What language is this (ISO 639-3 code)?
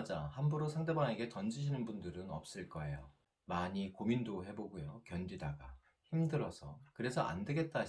kor